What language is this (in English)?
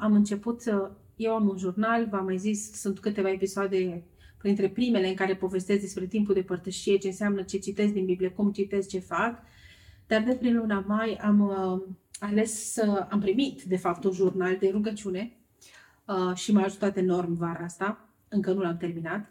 Romanian